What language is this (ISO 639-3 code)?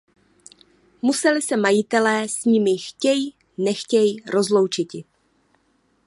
ces